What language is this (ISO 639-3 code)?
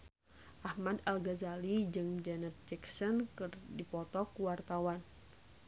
sun